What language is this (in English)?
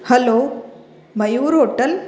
Sindhi